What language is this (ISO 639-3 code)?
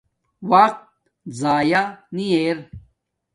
dmk